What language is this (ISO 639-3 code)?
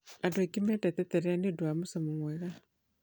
kik